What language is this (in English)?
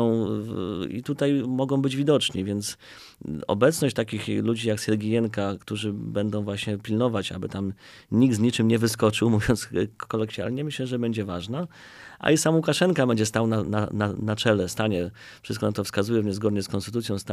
Polish